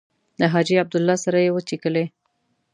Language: Pashto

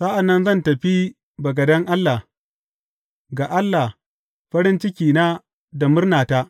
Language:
Hausa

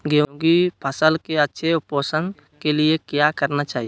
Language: Magahi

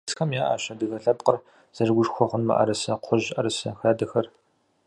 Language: Kabardian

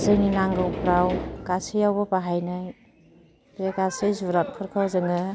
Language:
Bodo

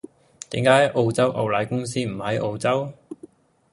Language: Cantonese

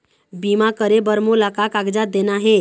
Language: Chhattisgarhi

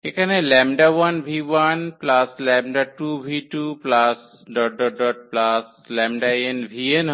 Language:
Bangla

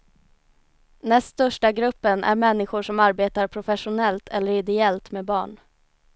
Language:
Swedish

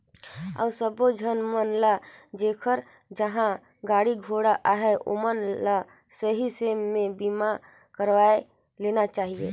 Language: Chhattisgarhi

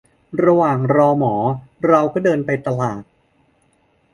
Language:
Thai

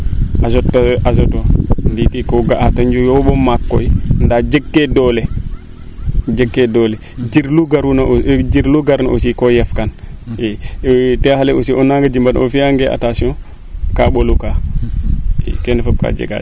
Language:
Serer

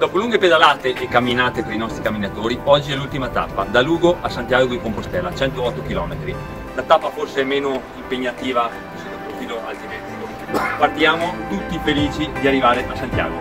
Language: Italian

